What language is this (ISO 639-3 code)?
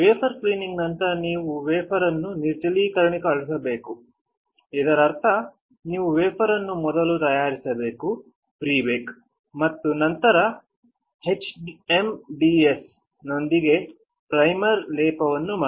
kan